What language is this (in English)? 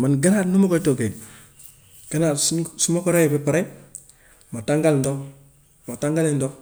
Gambian Wolof